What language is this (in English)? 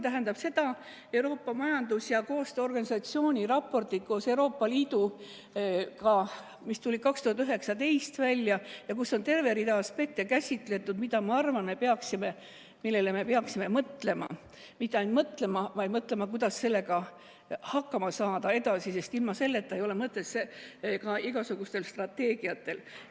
Estonian